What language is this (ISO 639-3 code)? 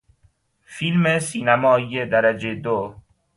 fas